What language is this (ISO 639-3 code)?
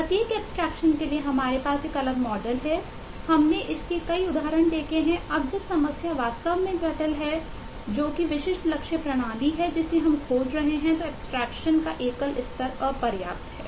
hin